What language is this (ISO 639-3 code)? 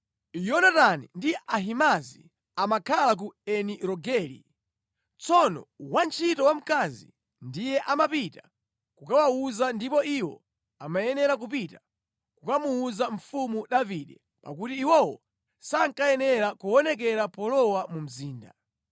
nya